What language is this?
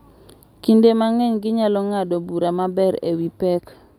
Luo (Kenya and Tanzania)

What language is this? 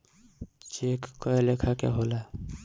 Bhojpuri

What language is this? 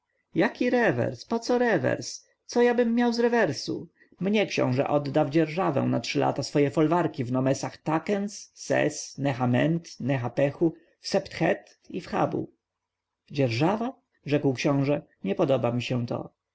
Polish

